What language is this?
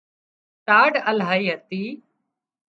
Wadiyara Koli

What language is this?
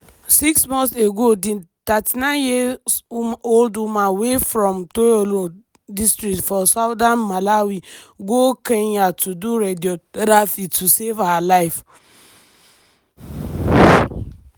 Nigerian Pidgin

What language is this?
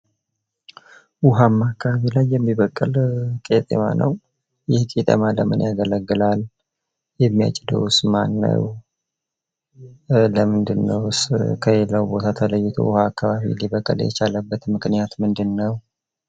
Amharic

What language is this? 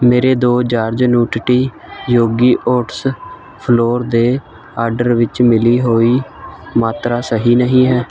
Punjabi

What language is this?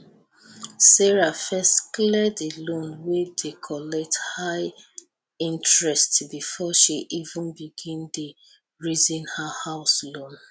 Nigerian Pidgin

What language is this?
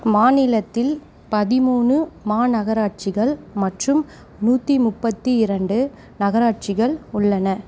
Tamil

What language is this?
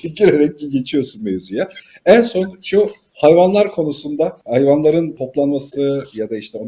Turkish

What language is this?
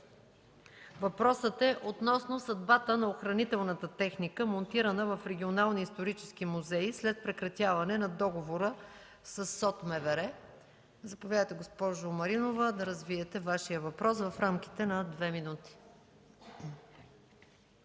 Bulgarian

